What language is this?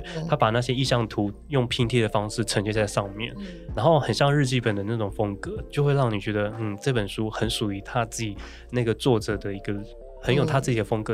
Chinese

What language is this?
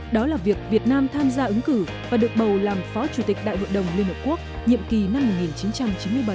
Vietnamese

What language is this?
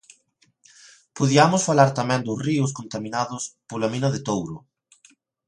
Galician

